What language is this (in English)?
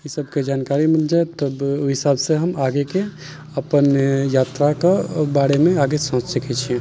Maithili